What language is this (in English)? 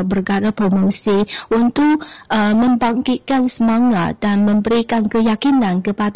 Malay